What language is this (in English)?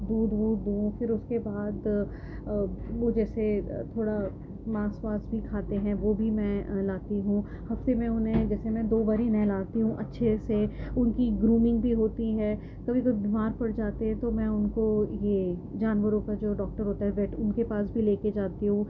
Urdu